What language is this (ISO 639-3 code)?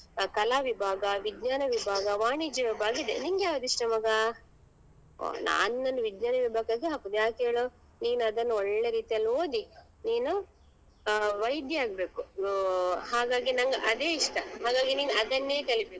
kan